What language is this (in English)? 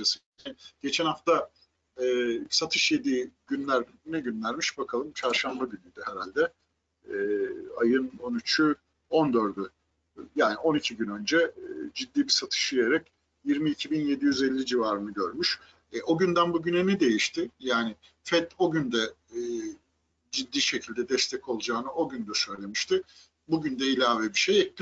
Turkish